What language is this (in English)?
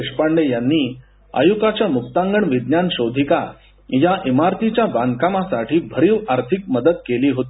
Marathi